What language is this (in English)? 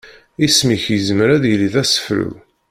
Kabyle